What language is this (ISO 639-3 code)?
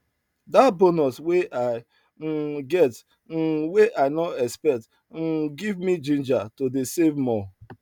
pcm